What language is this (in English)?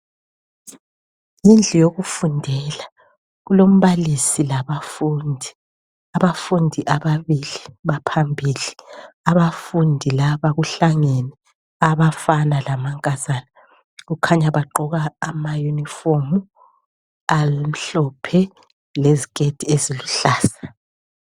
North Ndebele